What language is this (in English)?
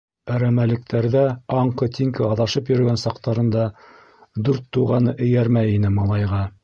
Bashkir